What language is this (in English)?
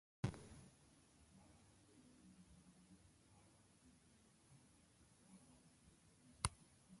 Ibibio